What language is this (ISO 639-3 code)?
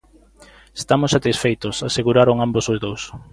glg